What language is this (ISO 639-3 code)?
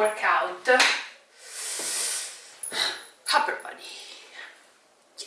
ita